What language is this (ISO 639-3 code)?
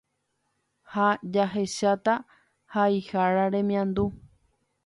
grn